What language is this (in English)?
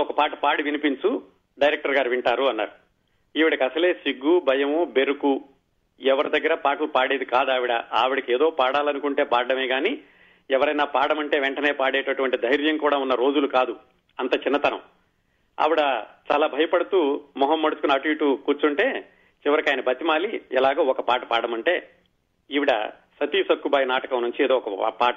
Telugu